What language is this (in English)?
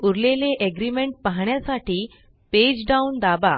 Marathi